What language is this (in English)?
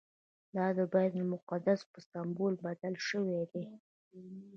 Pashto